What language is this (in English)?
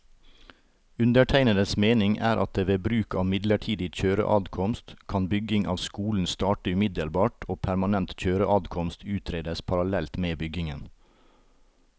Norwegian